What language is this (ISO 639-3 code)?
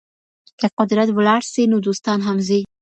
pus